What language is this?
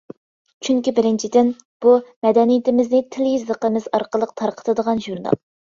Uyghur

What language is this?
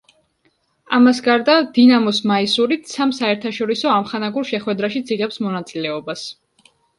Georgian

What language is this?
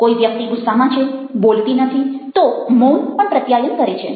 Gujarati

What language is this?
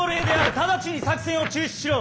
Japanese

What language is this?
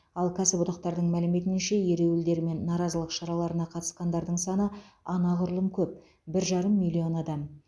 Kazakh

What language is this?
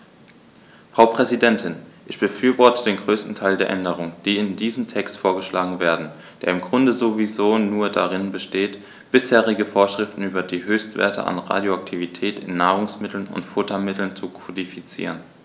German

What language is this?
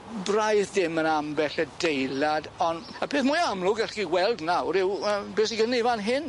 Welsh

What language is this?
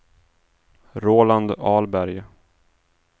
Swedish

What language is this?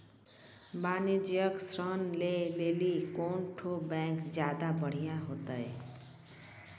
Maithili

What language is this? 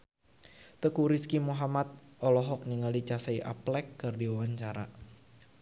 Sundanese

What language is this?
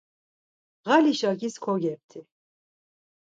Laz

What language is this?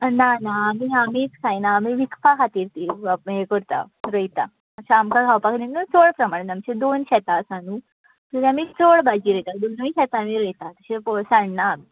Konkani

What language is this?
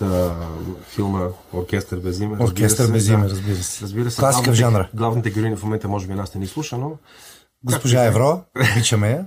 Bulgarian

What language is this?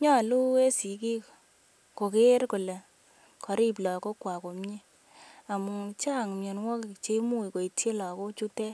Kalenjin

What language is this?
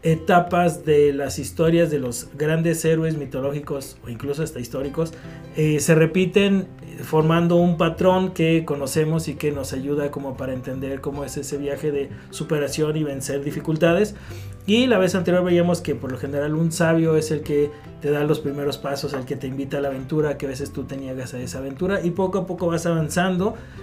Spanish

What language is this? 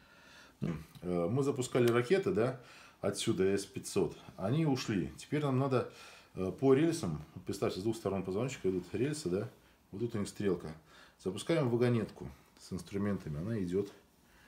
Russian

